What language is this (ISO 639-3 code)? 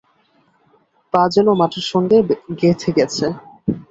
ben